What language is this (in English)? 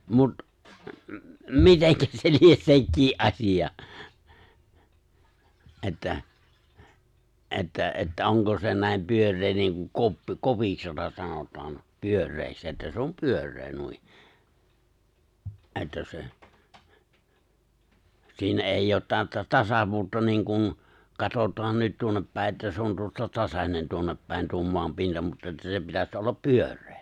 Finnish